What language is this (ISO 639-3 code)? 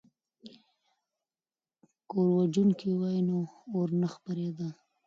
pus